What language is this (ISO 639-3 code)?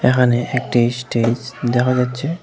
ben